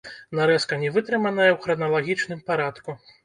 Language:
Belarusian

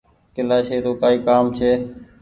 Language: Goaria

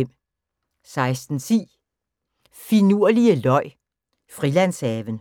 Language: Danish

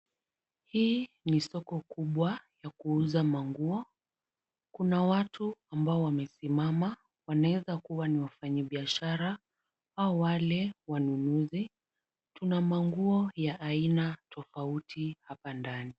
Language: Swahili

